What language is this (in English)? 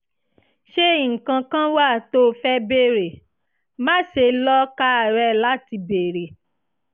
Yoruba